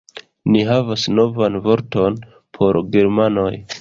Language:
Esperanto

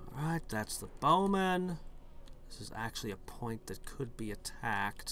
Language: English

